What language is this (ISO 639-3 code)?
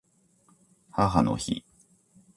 jpn